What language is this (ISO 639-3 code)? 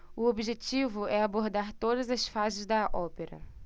por